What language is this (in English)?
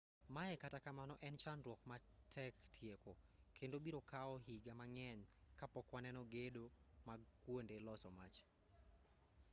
Luo (Kenya and Tanzania)